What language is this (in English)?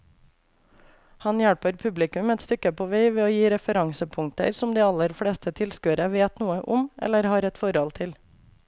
Norwegian